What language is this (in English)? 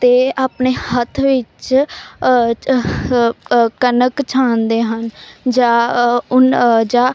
Punjabi